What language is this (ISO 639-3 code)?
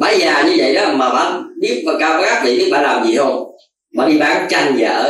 vie